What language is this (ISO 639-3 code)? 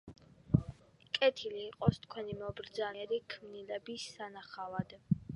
kat